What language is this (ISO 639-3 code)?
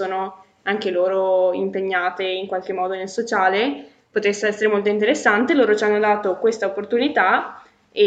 ita